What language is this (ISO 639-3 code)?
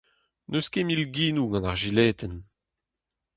bre